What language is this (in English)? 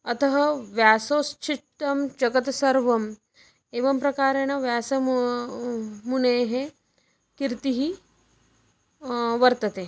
Sanskrit